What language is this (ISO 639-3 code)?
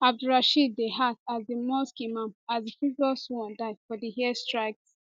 pcm